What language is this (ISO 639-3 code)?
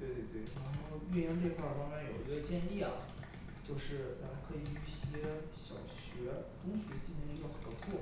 zho